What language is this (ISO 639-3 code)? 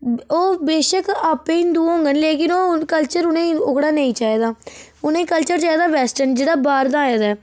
doi